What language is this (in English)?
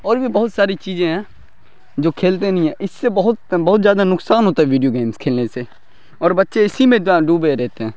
Urdu